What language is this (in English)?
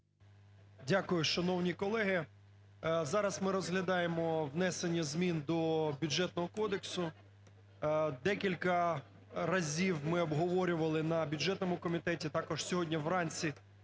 Ukrainian